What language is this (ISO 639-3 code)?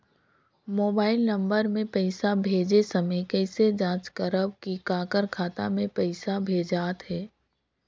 hne